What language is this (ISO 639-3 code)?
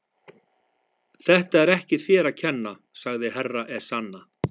isl